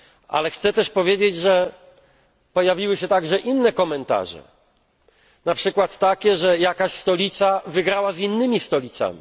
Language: Polish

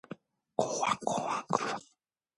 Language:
Korean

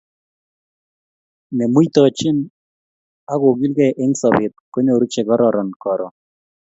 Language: Kalenjin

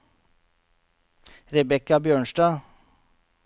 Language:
Norwegian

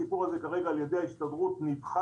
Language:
Hebrew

